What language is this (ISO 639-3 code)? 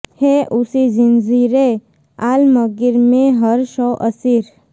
guj